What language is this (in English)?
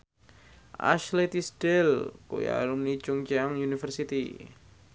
Javanese